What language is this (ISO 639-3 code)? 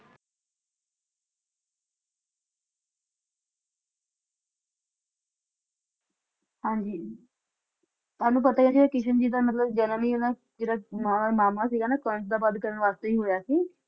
pan